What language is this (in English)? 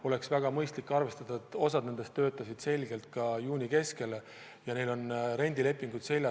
Estonian